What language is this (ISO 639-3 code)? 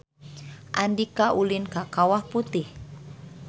sun